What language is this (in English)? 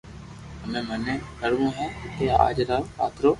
Loarki